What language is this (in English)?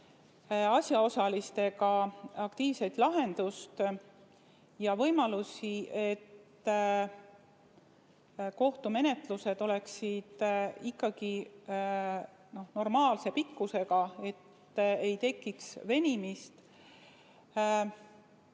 Estonian